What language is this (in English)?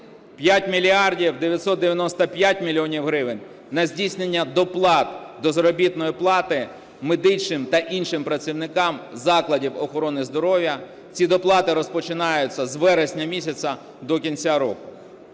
Ukrainian